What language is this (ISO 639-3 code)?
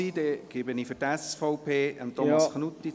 gsw